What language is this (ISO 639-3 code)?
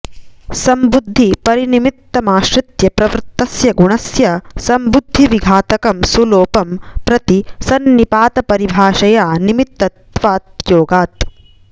san